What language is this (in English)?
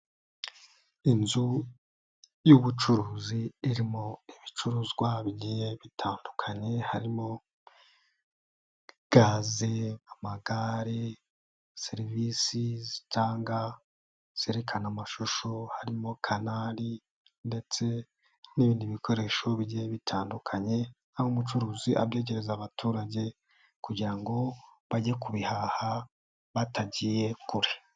Kinyarwanda